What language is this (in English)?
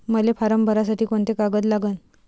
Marathi